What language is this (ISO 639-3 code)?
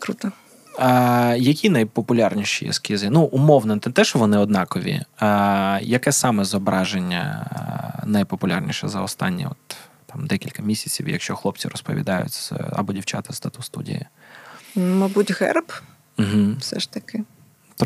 ukr